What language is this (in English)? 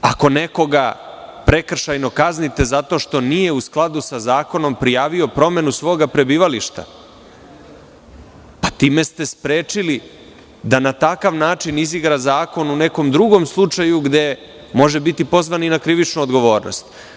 Serbian